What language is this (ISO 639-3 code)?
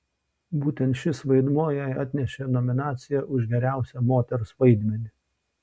lit